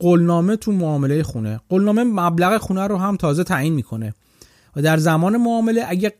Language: Persian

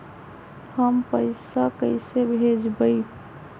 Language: Magahi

